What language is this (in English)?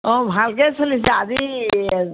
Assamese